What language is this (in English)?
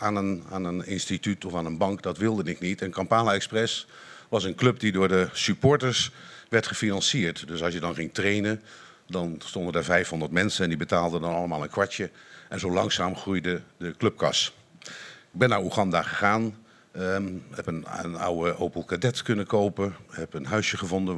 Dutch